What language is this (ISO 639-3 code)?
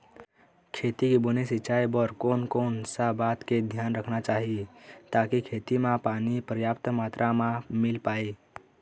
hne